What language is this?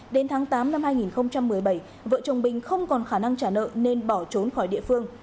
Vietnamese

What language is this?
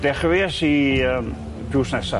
Welsh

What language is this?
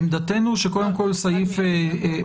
Hebrew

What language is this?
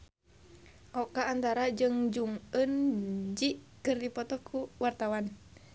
Sundanese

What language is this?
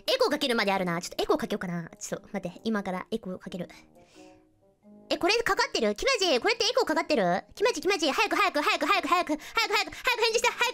Japanese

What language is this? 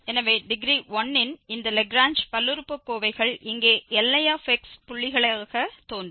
Tamil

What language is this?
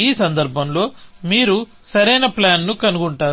Telugu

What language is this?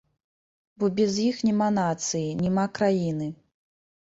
Belarusian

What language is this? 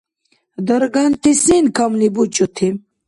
Dargwa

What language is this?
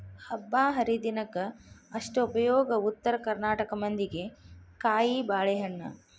Kannada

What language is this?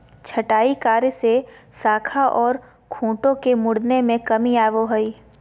Magahi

